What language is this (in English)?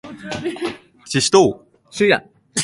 Japanese